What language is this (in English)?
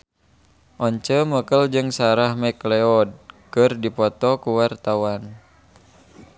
Sundanese